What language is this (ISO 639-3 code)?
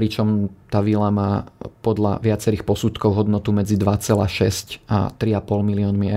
slk